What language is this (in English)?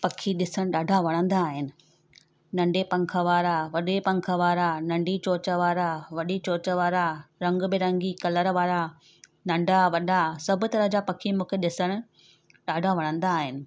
Sindhi